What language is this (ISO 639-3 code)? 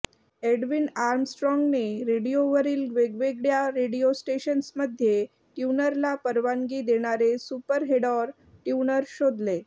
mar